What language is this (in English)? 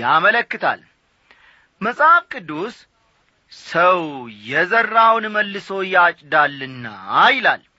Amharic